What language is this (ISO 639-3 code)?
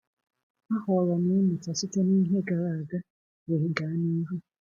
ibo